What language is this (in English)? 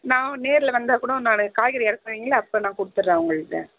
Tamil